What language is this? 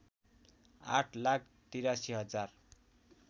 Nepali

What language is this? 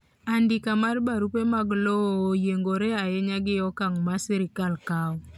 Luo (Kenya and Tanzania)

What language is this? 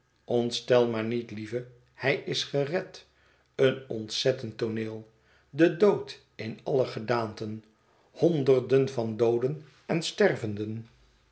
Dutch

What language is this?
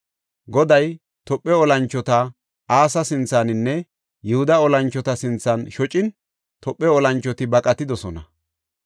Gofa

